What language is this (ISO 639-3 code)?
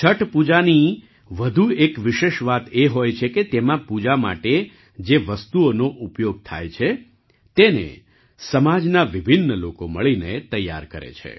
guj